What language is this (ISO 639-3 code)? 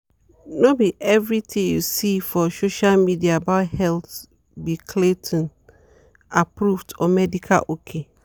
pcm